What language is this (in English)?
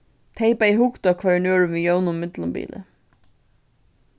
Faroese